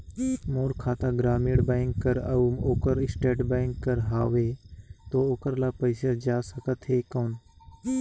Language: Chhattisgarhi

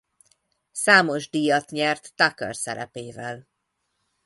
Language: Hungarian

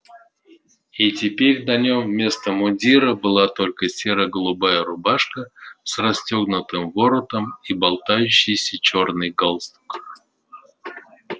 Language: Russian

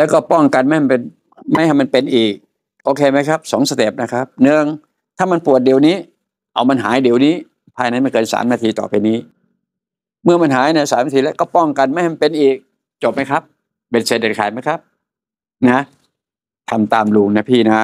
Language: Thai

